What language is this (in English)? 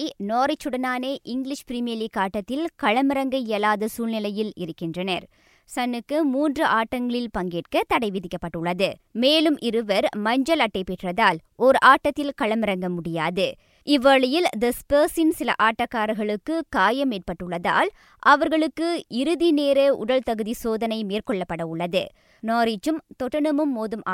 Tamil